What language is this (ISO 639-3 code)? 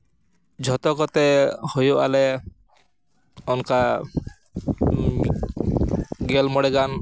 sat